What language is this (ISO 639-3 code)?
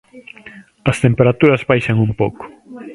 glg